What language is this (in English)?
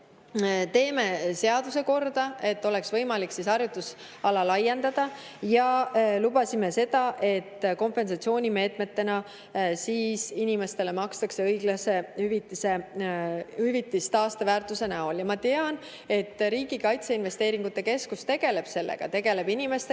Estonian